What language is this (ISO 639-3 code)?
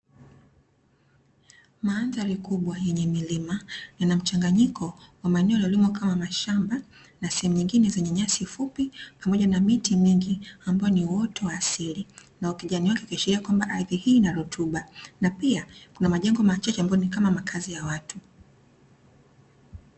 swa